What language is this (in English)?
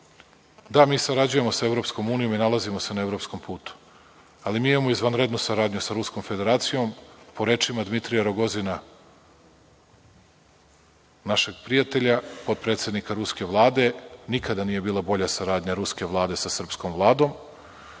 Serbian